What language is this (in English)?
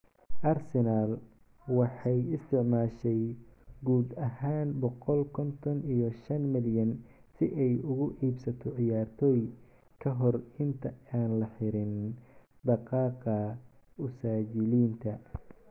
Somali